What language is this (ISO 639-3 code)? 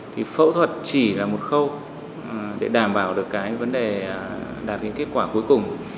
vie